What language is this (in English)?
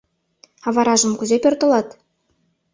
Mari